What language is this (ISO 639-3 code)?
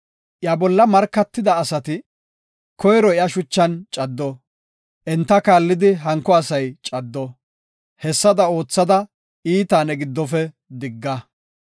gof